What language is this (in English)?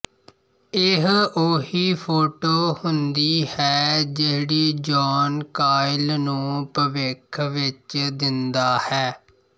Punjabi